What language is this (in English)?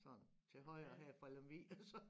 Danish